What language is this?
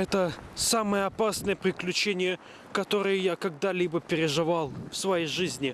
Russian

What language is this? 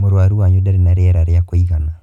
Kikuyu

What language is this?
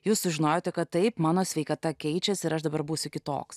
Lithuanian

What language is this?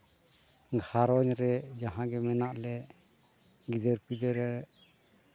Santali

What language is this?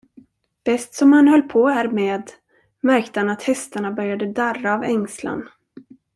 Swedish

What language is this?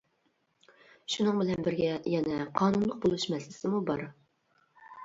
Uyghur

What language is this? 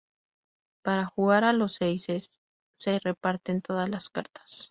Spanish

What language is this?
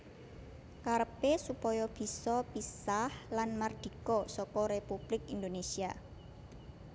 Javanese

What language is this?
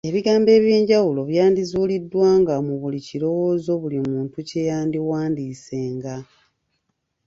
Ganda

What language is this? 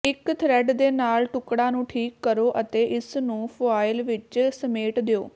Punjabi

